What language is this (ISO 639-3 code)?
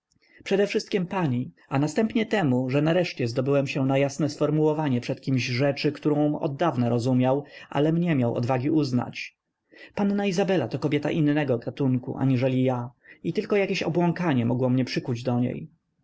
pol